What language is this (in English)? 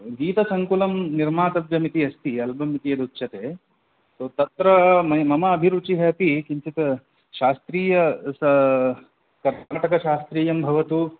Sanskrit